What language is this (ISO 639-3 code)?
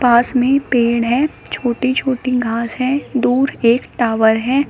hin